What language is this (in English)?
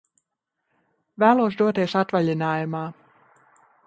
Latvian